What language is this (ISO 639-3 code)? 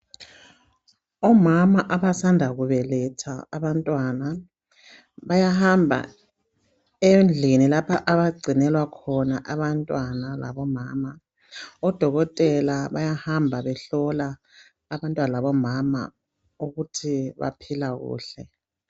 nde